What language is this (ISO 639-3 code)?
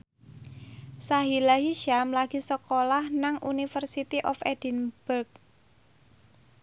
jav